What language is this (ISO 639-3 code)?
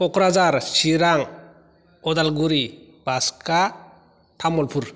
brx